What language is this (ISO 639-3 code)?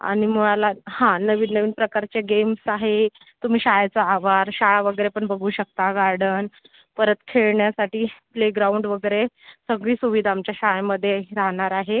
mar